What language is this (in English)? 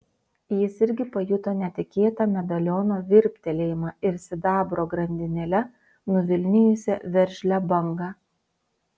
Lithuanian